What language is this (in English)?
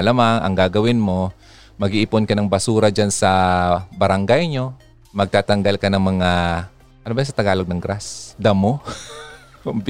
Filipino